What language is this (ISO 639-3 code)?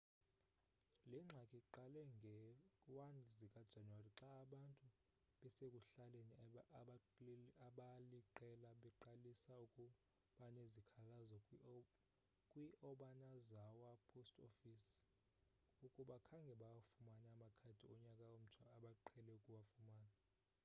xho